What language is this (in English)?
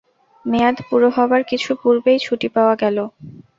Bangla